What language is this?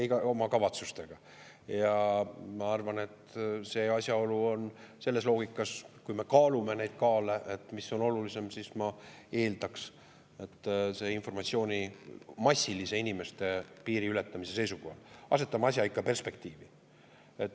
Estonian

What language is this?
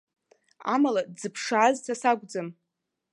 Abkhazian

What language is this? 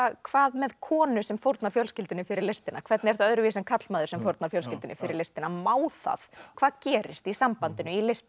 Icelandic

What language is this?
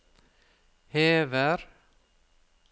Norwegian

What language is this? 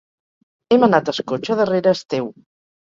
Catalan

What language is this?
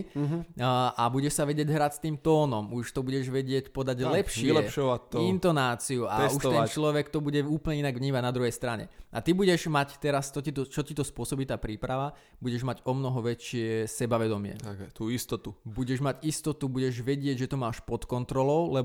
Slovak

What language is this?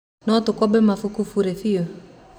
Kikuyu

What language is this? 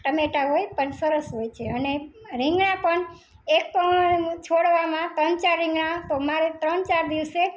Gujarati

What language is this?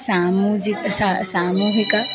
Sanskrit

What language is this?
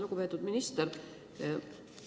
Estonian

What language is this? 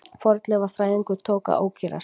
Icelandic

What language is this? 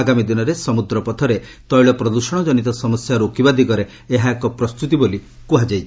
Odia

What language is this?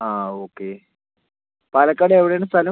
Malayalam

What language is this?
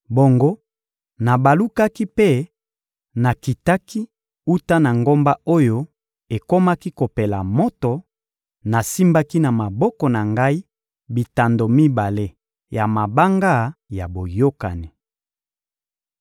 Lingala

